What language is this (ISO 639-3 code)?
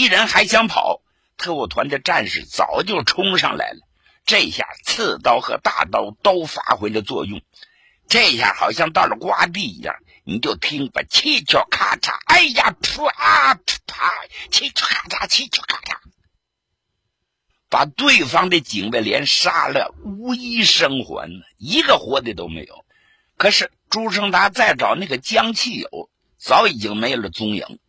zho